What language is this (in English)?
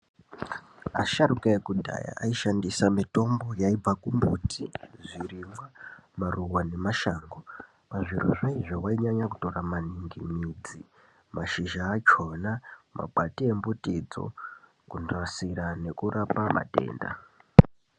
Ndau